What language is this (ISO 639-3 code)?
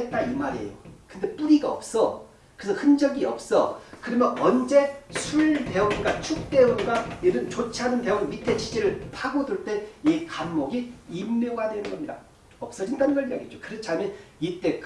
kor